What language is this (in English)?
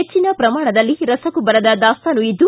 Kannada